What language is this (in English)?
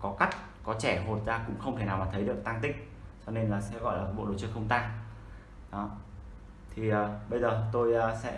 Vietnamese